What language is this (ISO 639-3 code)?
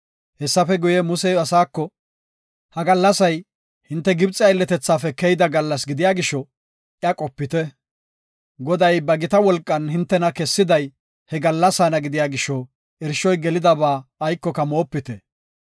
gof